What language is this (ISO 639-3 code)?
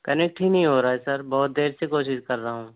urd